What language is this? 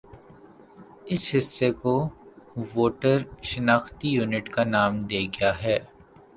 Urdu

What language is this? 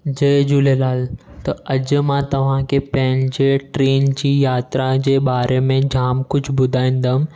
Sindhi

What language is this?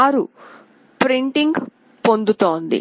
Telugu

